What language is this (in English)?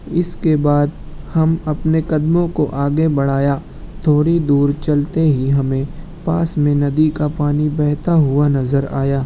Urdu